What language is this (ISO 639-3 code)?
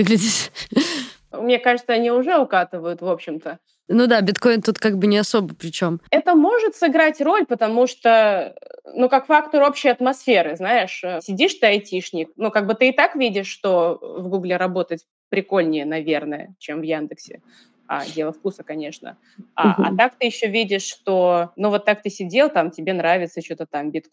rus